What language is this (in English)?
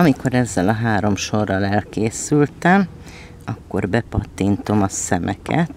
Hungarian